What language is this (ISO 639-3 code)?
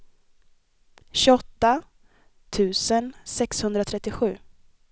swe